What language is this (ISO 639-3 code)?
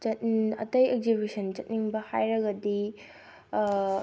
mni